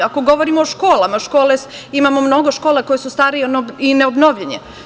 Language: Serbian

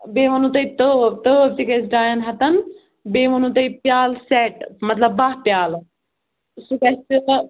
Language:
Kashmiri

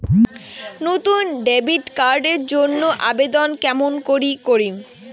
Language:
Bangla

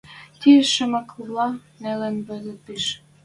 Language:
Western Mari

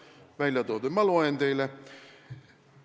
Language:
Estonian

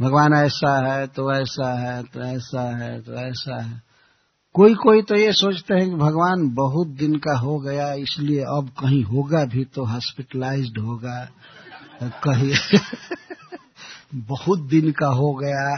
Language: Hindi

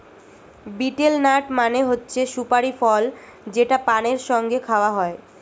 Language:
Bangla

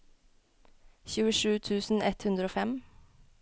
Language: Norwegian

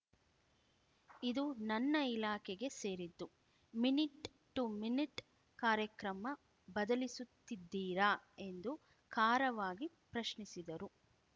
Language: Kannada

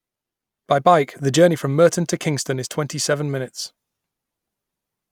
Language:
English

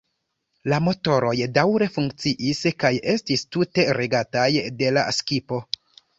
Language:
Esperanto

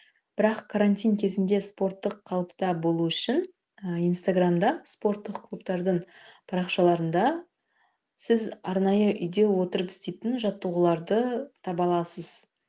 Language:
Kazakh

